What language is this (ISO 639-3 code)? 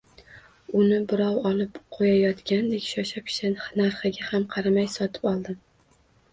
uzb